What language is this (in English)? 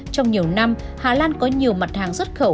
Vietnamese